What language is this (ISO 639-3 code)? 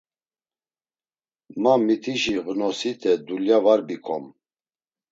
lzz